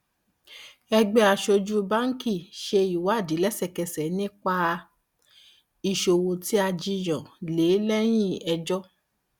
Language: Yoruba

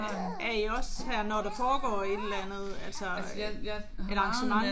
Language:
Danish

